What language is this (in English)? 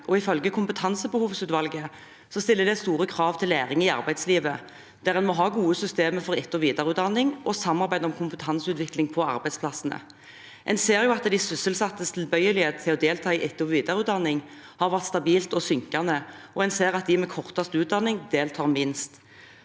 Norwegian